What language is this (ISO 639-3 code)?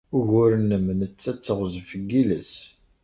kab